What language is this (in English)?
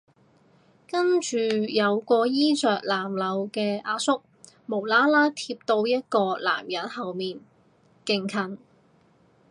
Cantonese